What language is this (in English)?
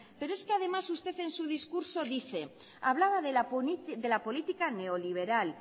Spanish